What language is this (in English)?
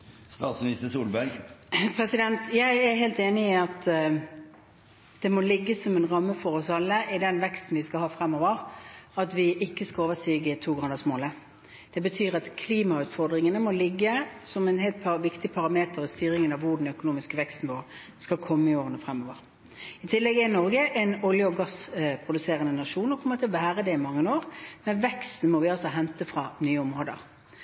Norwegian